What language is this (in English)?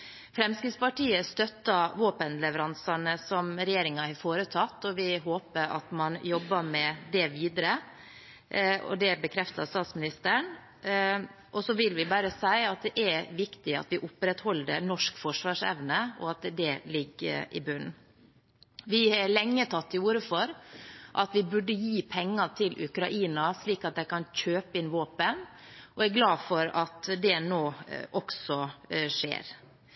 Norwegian Bokmål